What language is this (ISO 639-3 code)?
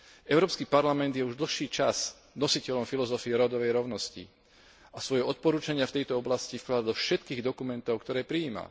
slk